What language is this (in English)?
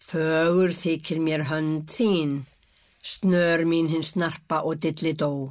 Icelandic